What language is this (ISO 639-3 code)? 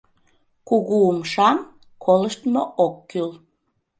chm